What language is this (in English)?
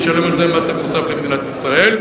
Hebrew